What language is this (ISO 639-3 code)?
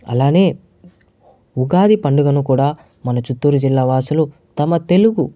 tel